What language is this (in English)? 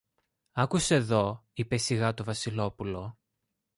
Greek